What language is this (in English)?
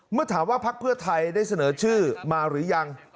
Thai